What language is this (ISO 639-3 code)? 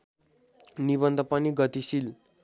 nep